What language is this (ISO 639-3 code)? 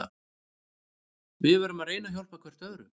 isl